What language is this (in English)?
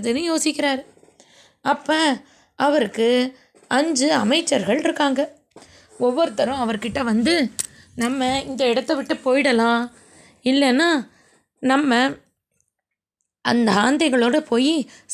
Tamil